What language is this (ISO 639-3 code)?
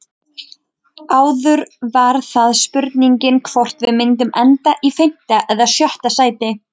isl